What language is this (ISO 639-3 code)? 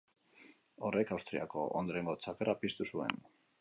eus